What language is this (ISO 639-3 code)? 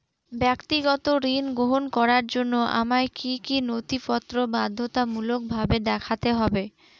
ben